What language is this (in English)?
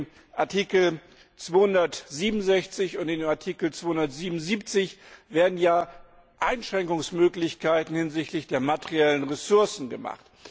German